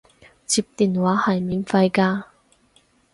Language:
Cantonese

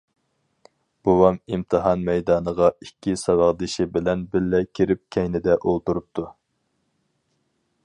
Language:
Uyghur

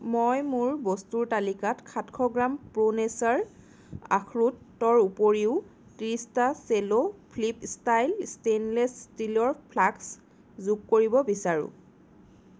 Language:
Assamese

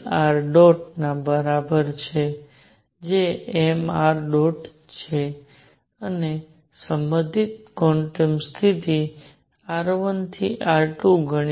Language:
Gujarati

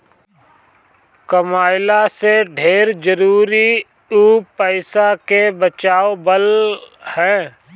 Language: Bhojpuri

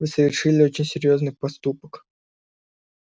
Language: Russian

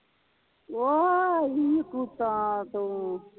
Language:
Punjabi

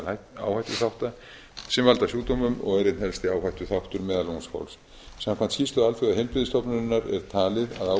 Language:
Icelandic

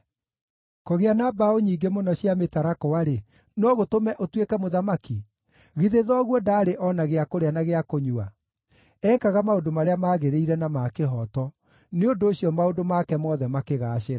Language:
Kikuyu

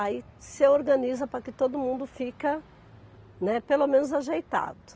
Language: Portuguese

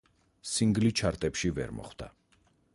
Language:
Georgian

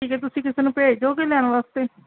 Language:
Punjabi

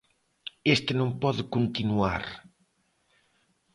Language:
Galician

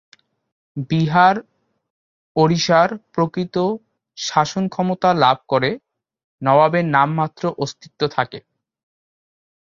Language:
Bangla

